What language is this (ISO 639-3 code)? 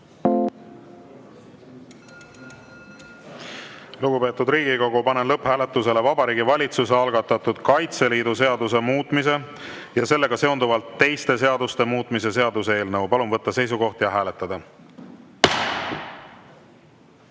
est